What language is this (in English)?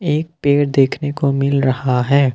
Hindi